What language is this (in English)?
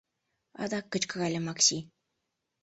Mari